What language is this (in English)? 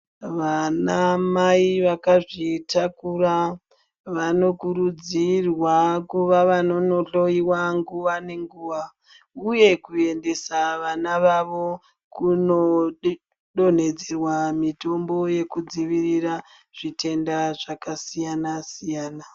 Ndau